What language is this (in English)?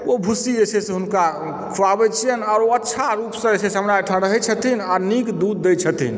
Maithili